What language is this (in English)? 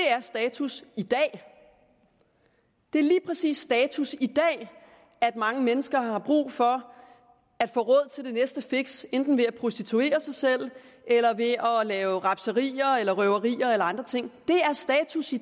Danish